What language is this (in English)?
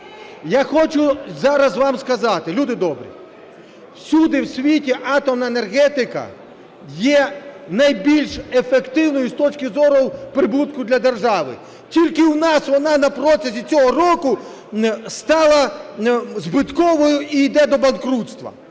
Ukrainian